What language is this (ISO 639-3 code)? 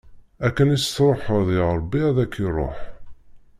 kab